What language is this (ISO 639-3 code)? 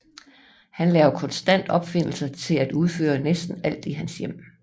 dan